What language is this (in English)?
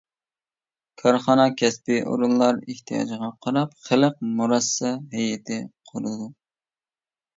Uyghur